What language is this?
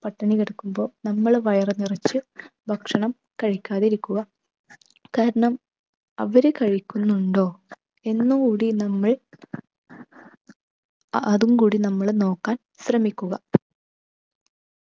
Malayalam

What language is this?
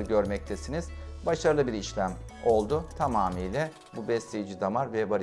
Turkish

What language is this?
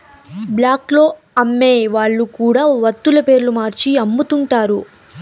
Telugu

